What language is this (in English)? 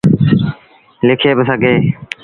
Sindhi Bhil